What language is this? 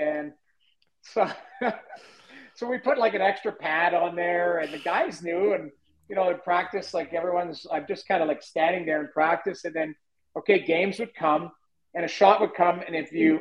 English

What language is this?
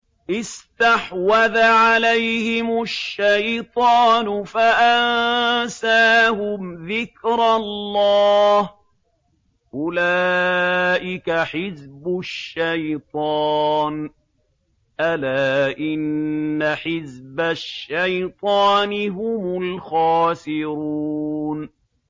Arabic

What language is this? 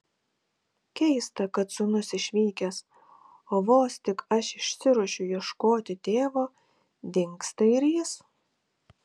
Lithuanian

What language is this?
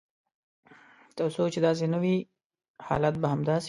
Pashto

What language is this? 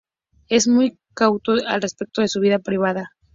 Spanish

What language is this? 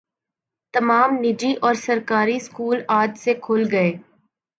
Urdu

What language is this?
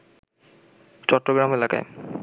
Bangla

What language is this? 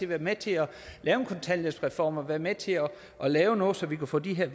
Danish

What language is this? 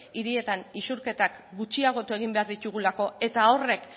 Basque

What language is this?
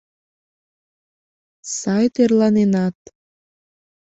Mari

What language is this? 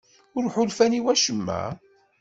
Kabyle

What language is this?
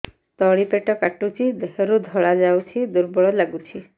Odia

